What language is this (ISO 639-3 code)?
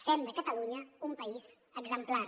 cat